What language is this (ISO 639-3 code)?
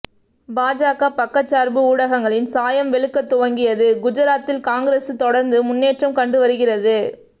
tam